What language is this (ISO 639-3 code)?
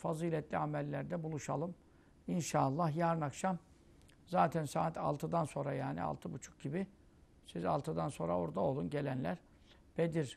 tur